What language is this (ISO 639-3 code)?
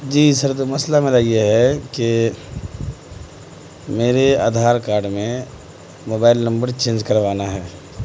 urd